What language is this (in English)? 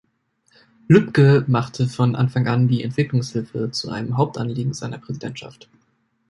German